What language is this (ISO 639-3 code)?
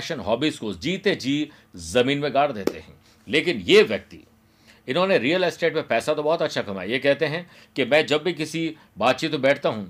hin